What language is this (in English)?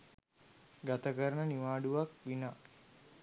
Sinhala